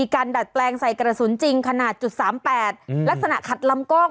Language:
Thai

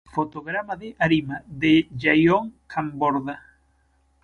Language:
Galician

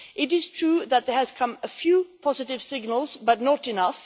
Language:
English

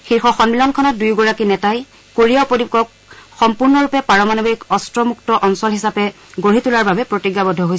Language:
Assamese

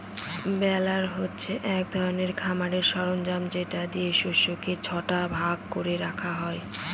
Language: Bangla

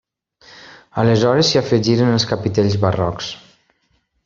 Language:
Catalan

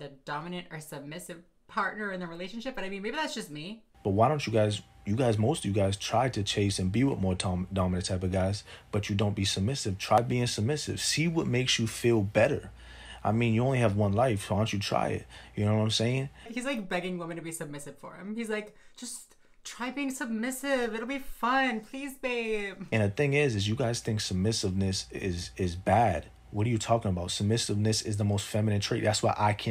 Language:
English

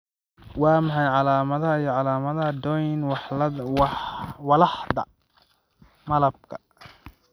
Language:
Somali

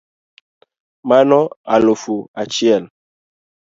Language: Luo (Kenya and Tanzania)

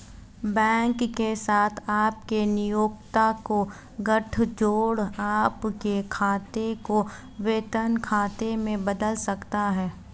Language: Hindi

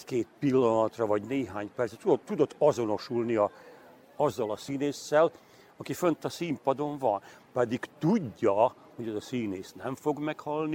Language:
Hungarian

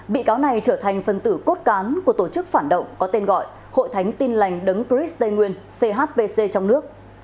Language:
Vietnamese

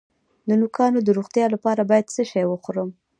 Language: Pashto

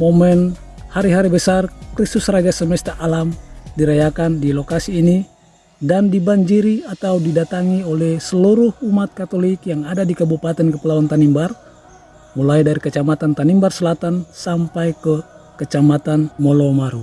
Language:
Indonesian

